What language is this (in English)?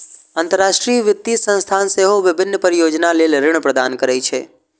Maithili